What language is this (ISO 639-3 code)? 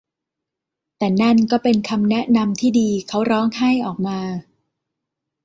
tha